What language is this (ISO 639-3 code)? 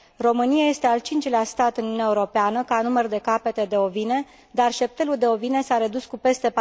ron